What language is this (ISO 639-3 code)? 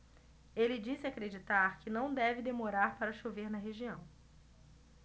por